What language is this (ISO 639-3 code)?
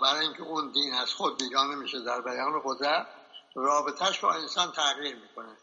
fas